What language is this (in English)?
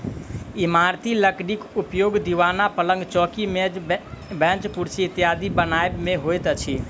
Maithili